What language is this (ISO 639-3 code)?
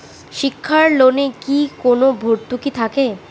ben